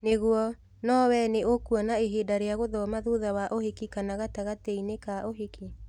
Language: Kikuyu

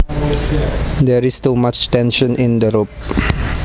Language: Javanese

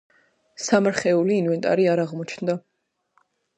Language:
Georgian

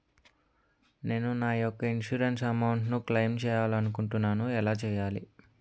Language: Telugu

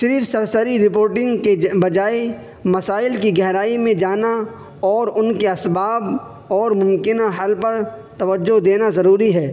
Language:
Urdu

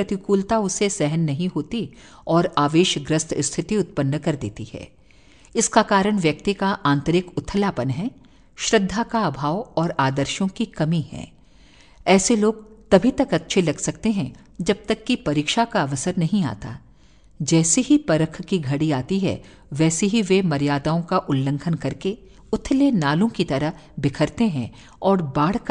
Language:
Hindi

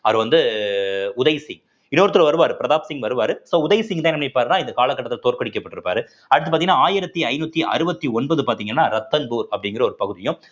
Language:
Tamil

